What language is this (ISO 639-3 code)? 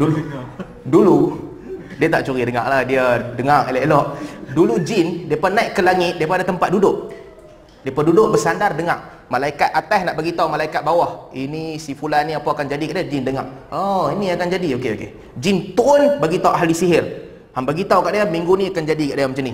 msa